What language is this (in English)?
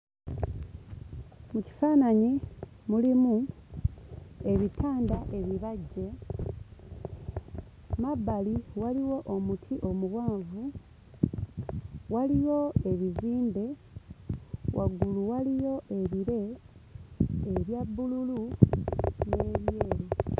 Ganda